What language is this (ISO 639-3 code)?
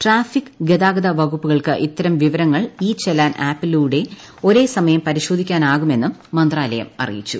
mal